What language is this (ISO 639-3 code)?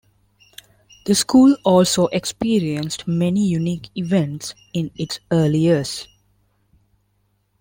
eng